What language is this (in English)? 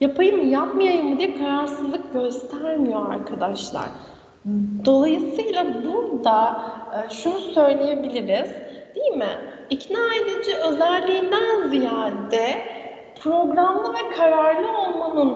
Turkish